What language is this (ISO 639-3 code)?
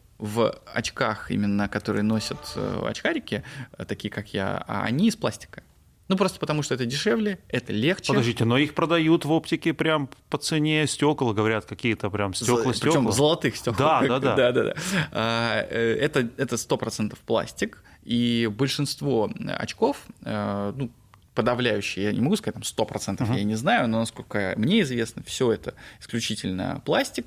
rus